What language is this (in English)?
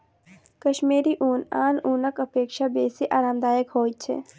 Maithili